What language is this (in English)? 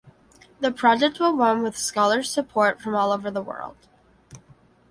English